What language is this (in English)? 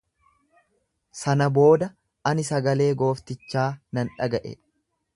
Oromo